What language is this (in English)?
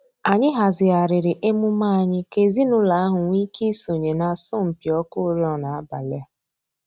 Igbo